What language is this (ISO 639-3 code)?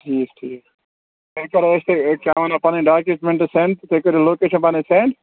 kas